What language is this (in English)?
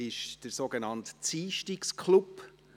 Swiss German